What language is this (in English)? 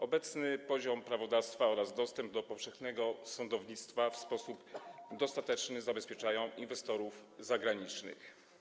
Polish